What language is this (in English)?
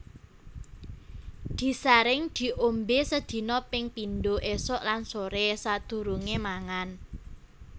Javanese